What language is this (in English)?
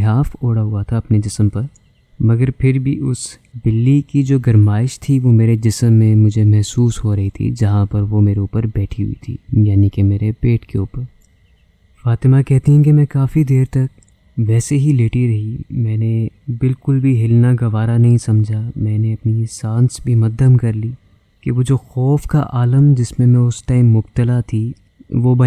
Urdu